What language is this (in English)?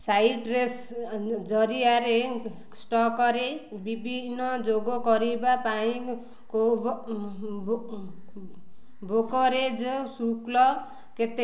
Odia